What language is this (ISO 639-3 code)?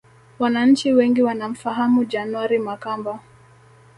swa